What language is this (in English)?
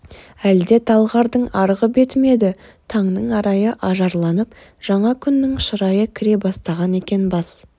Kazakh